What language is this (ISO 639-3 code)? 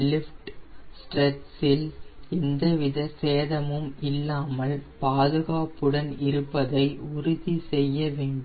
tam